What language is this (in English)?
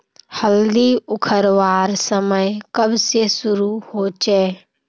Magahi